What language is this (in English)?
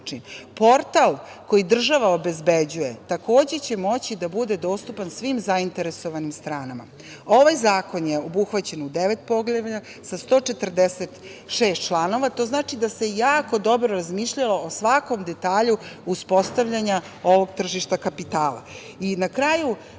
Serbian